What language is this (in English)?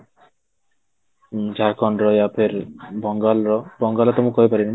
Odia